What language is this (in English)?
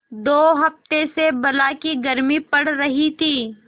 Hindi